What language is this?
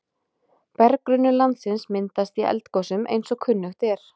Icelandic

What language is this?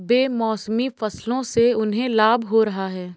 Hindi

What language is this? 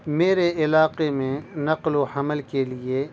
Urdu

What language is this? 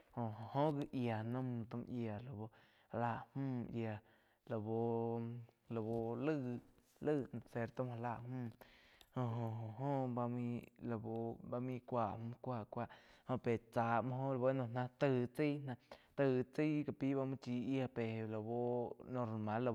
Quiotepec Chinantec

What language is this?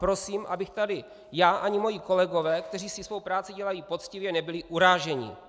Czech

